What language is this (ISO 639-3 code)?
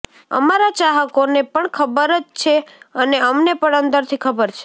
guj